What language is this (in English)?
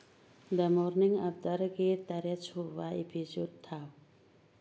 Manipuri